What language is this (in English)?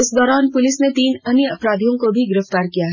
Hindi